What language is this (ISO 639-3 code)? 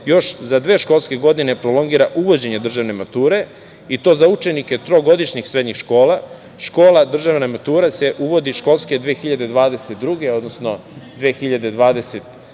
srp